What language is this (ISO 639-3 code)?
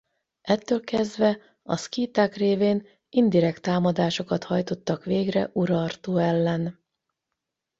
hun